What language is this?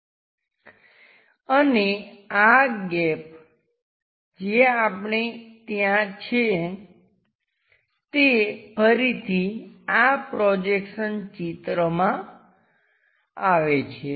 Gujarati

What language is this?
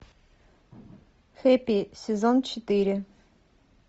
Russian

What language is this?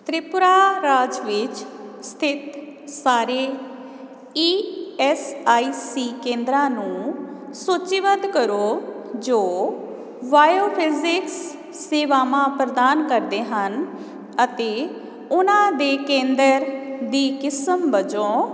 Punjabi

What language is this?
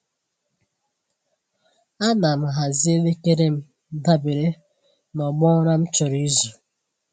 Igbo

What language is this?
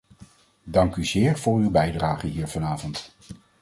Dutch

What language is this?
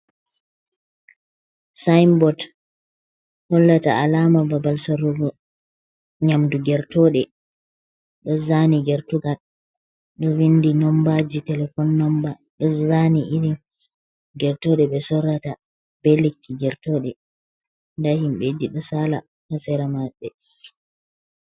Fula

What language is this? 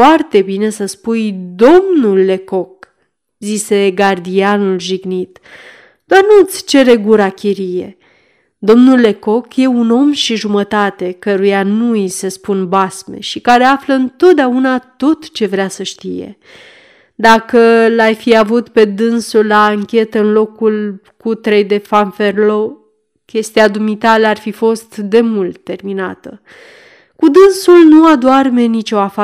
Romanian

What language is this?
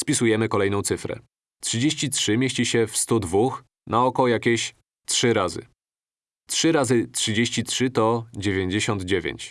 Polish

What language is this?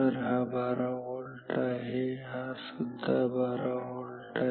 Marathi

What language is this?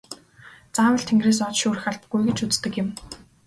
Mongolian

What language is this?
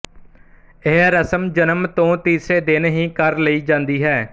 Punjabi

